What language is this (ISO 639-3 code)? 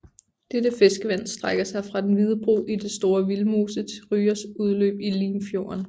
dan